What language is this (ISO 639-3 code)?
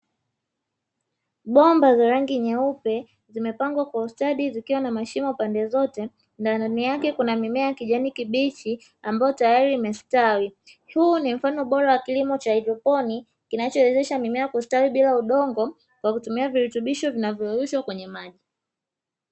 swa